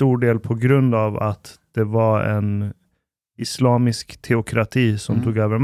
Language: Swedish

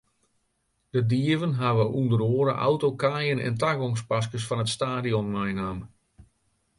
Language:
Western Frisian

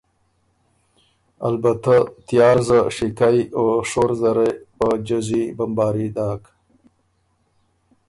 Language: Ormuri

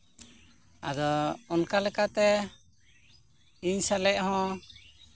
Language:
Santali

